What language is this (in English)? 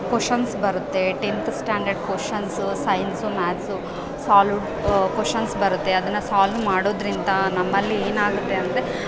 Kannada